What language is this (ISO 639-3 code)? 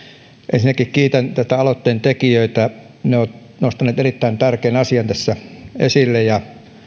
fin